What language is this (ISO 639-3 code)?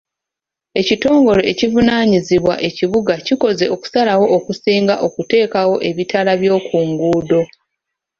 lug